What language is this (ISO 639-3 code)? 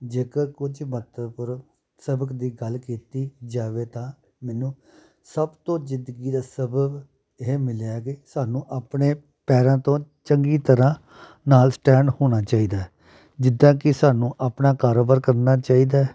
pan